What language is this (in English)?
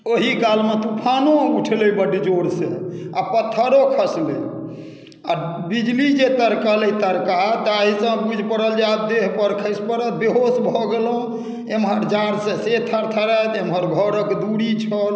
Maithili